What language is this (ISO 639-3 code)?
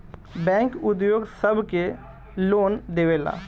bho